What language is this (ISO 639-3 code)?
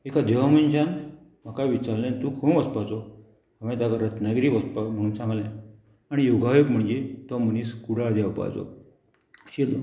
kok